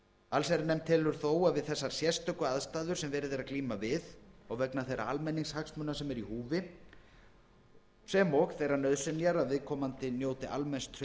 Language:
Icelandic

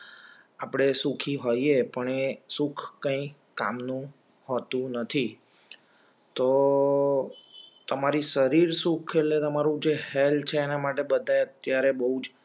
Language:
Gujarati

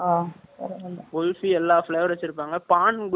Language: Tamil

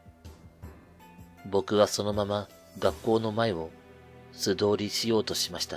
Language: Japanese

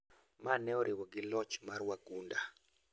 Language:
Luo (Kenya and Tanzania)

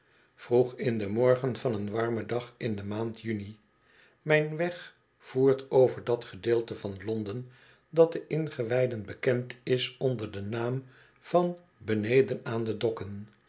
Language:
Dutch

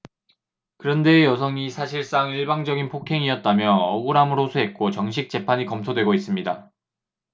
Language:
Korean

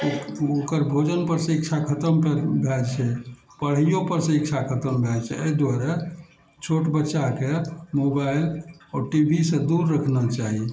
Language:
Maithili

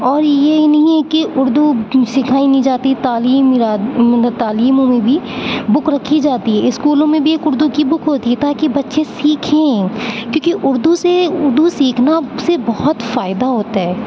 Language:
Urdu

